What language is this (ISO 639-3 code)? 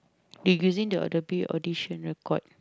eng